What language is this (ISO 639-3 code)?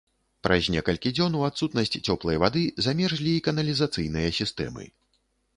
bel